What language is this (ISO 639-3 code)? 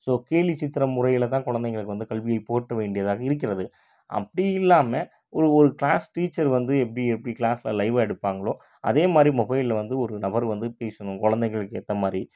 tam